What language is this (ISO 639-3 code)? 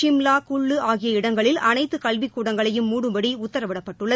tam